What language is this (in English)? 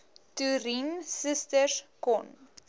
Afrikaans